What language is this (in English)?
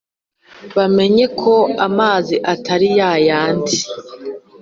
Kinyarwanda